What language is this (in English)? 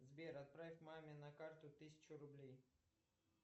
Russian